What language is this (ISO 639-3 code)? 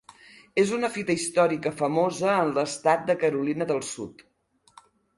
cat